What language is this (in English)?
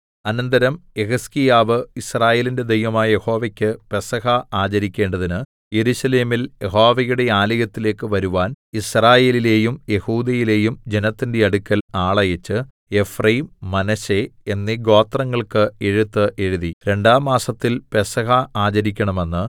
Malayalam